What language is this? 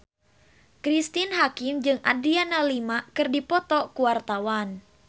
Sundanese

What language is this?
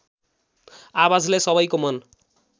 Nepali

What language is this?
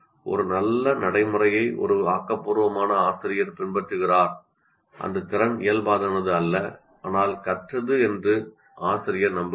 Tamil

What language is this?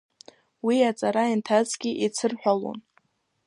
Abkhazian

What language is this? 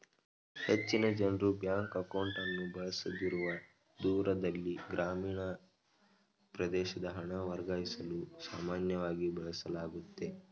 Kannada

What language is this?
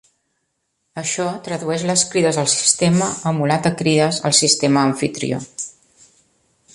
Catalan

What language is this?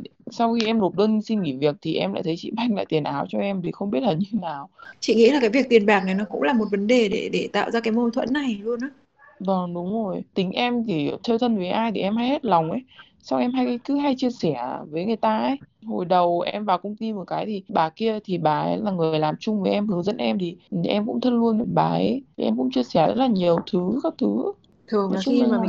Vietnamese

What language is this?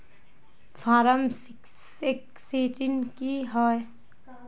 Magahi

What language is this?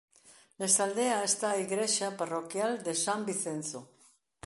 Galician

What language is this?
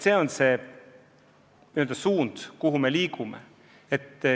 Estonian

